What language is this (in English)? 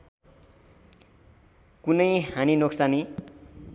Nepali